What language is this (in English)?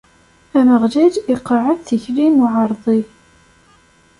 Kabyle